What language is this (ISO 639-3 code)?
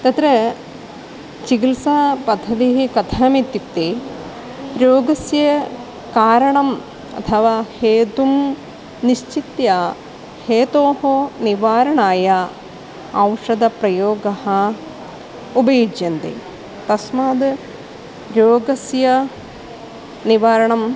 san